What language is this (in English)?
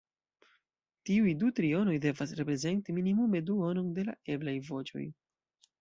Esperanto